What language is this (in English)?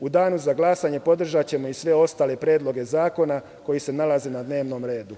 Serbian